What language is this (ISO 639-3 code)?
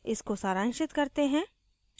hin